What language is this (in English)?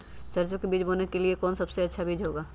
Magahi